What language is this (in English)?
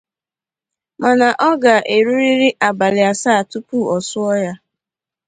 Igbo